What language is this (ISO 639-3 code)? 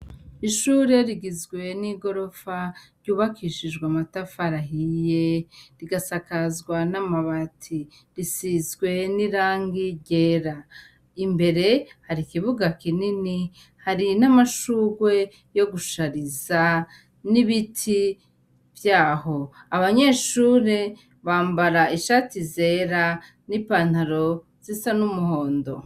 run